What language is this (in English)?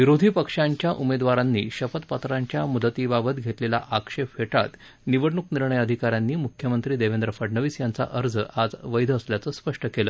Marathi